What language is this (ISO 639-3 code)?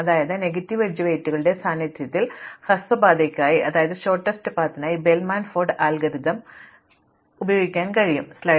mal